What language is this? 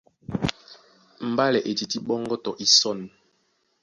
Duala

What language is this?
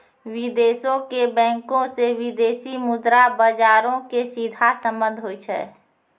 Maithili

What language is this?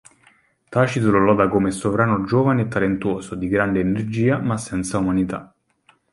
Italian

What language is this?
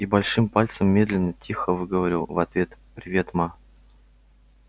Russian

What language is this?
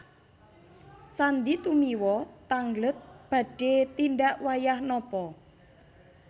Javanese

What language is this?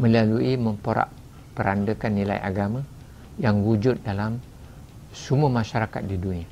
Malay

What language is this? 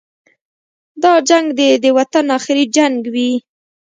Pashto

